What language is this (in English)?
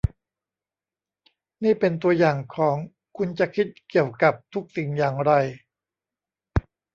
Thai